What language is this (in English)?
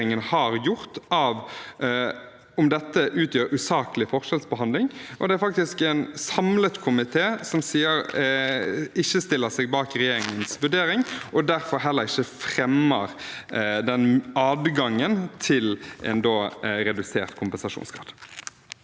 Norwegian